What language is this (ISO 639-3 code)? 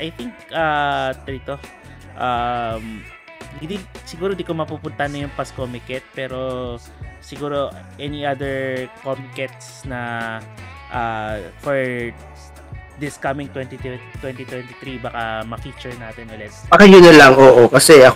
fil